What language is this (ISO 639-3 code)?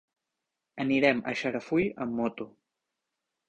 cat